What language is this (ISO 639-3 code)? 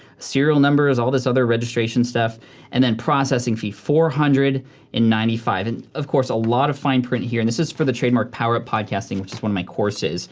eng